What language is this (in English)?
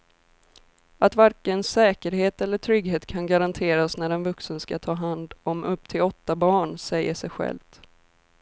Swedish